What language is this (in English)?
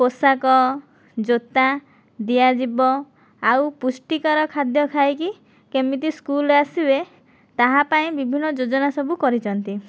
Odia